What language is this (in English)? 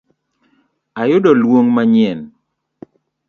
Luo (Kenya and Tanzania)